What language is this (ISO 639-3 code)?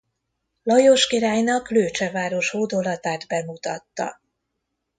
hun